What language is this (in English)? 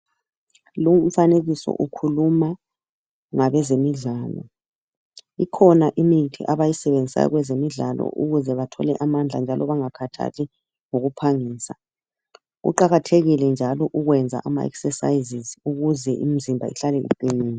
North Ndebele